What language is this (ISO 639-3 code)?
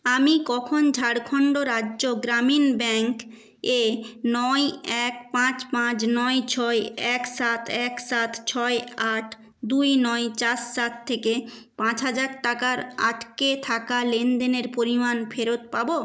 ben